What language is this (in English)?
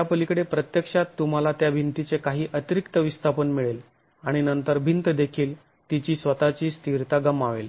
Marathi